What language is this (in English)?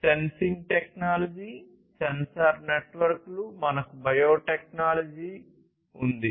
Telugu